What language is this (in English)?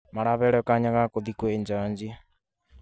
Kikuyu